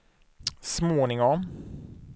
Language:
Swedish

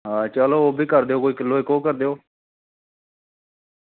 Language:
Dogri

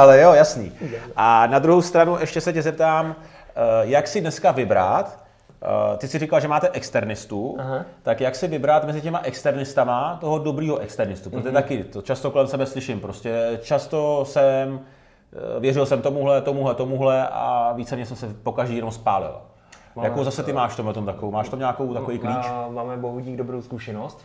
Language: Czech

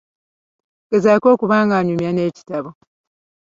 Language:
Ganda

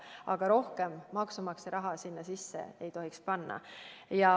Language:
Estonian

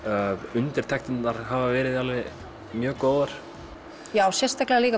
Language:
Icelandic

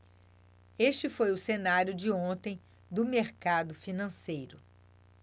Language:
Portuguese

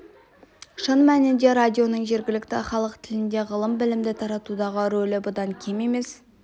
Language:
Kazakh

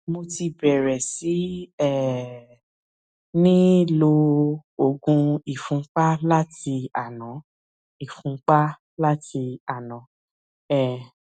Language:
Yoruba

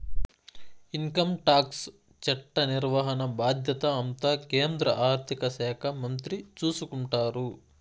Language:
Telugu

